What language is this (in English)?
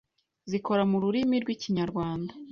Kinyarwanda